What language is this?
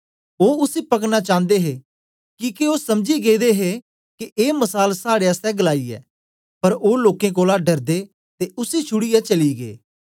Dogri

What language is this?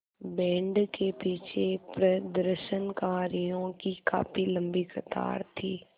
Hindi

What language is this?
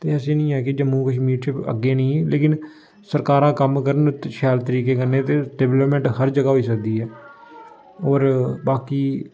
Dogri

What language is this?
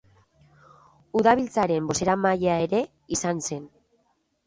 Basque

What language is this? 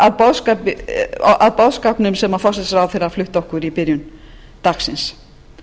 Icelandic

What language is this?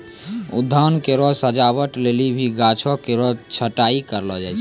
Maithili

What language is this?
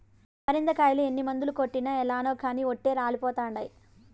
Telugu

